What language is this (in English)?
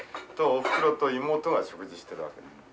Japanese